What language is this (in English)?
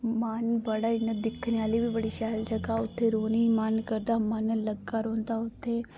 Dogri